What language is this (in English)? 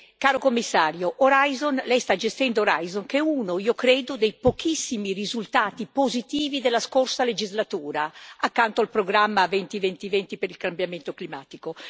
Italian